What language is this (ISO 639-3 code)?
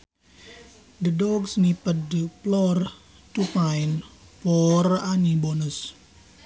sun